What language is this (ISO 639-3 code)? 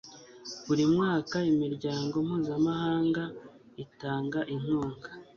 kin